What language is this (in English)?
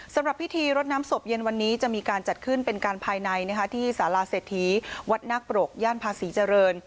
Thai